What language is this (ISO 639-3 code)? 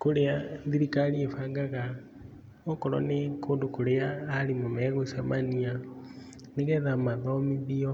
kik